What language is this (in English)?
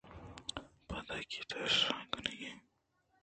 Eastern Balochi